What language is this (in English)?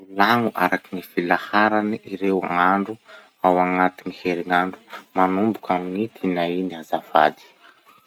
Masikoro Malagasy